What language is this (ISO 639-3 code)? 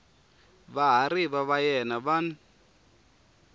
tso